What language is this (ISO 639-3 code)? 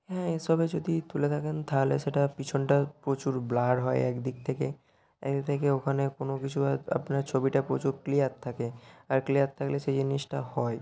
ben